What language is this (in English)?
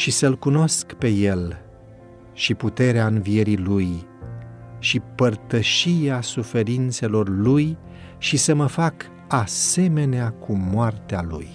Romanian